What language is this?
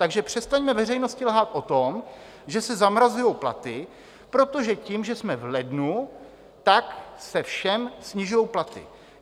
Czech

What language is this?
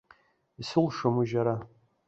Abkhazian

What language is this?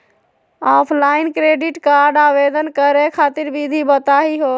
Magahi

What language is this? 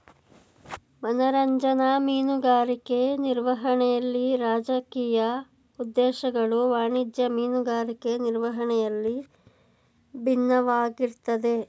Kannada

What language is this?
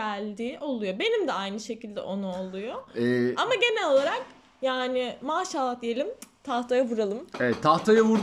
Turkish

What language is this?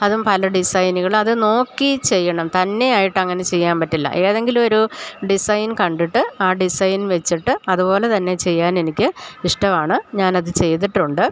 Malayalam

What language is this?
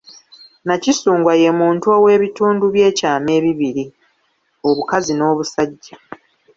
Ganda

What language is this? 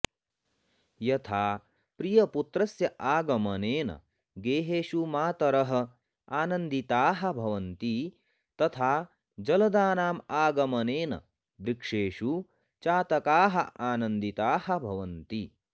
Sanskrit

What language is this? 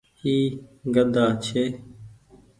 Goaria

